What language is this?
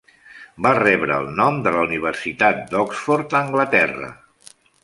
Catalan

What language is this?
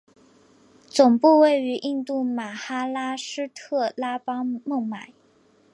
Chinese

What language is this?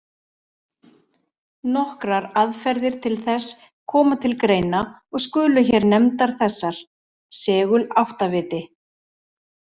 Icelandic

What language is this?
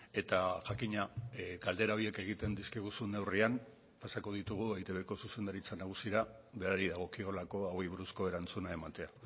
Basque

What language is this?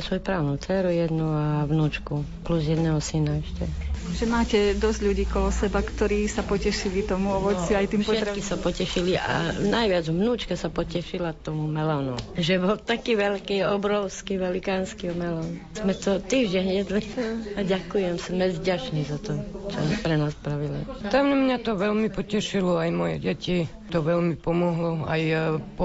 Slovak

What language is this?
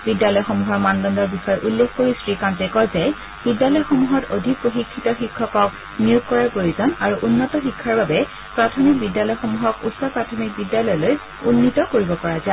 Assamese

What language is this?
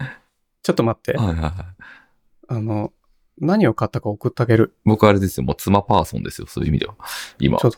Japanese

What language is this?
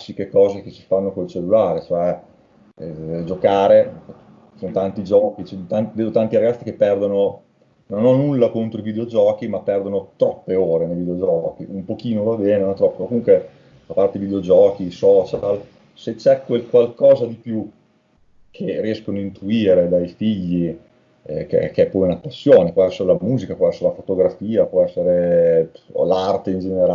Italian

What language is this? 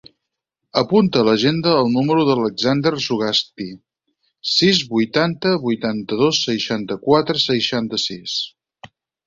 Catalan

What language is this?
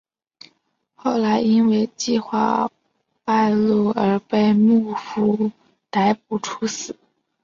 Chinese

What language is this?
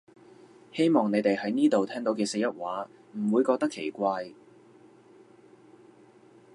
Cantonese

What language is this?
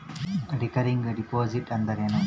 Kannada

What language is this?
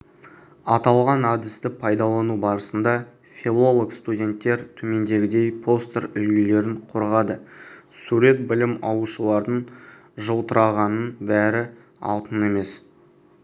Kazakh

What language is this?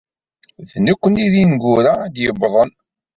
Kabyle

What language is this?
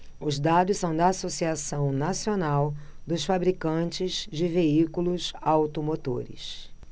Portuguese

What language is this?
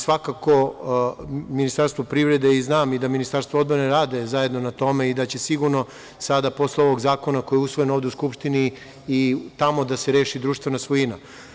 Serbian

